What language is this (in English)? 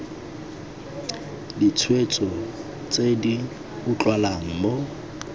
Tswana